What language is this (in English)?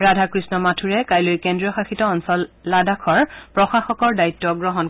Assamese